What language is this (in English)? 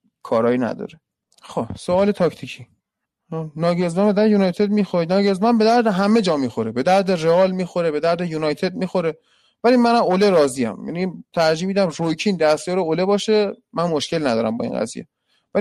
Persian